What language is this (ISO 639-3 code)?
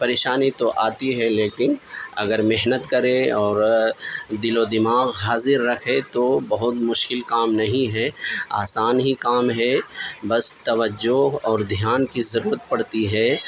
urd